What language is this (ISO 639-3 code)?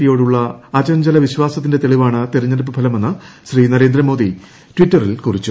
mal